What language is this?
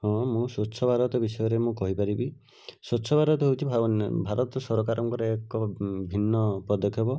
Odia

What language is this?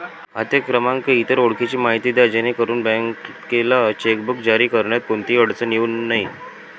Marathi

